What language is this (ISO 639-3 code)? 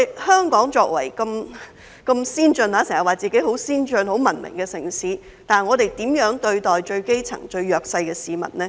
yue